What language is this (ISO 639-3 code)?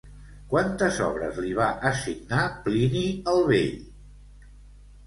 cat